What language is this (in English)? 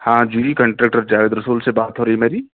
Urdu